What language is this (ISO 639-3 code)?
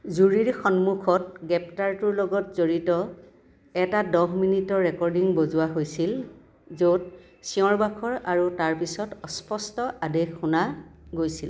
asm